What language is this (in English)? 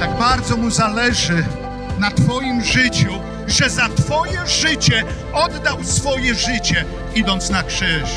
Polish